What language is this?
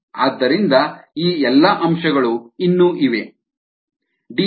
Kannada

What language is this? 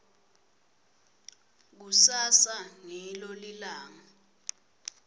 Swati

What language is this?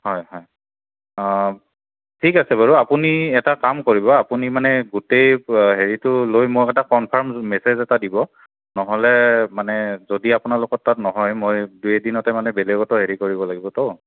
Assamese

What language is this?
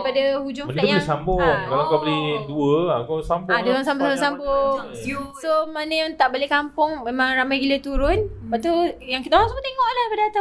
Malay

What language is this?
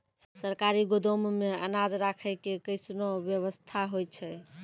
Maithili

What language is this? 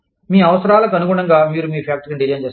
Telugu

